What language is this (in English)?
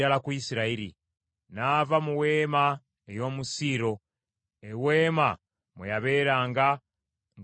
Ganda